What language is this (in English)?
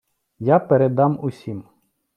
Ukrainian